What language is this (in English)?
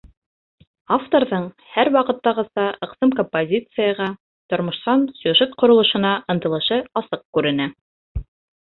Bashkir